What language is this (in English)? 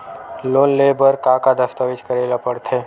Chhattisgarhi